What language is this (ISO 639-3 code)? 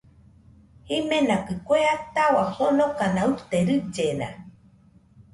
hux